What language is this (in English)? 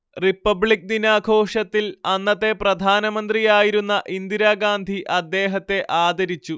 Malayalam